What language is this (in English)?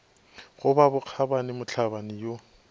Northern Sotho